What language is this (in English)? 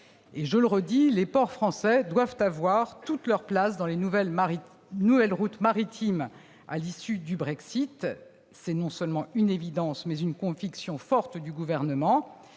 French